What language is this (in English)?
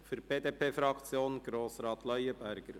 Swiss German